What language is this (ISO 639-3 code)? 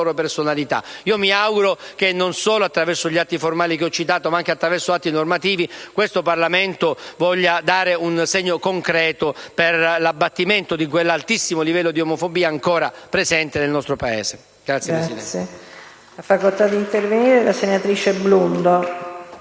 ita